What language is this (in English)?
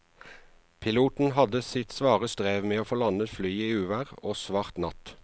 Norwegian